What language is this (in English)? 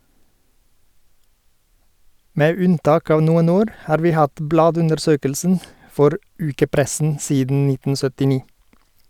Norwegian